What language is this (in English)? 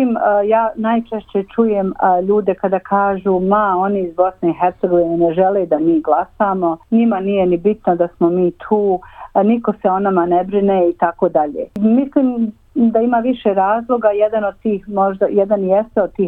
Croatian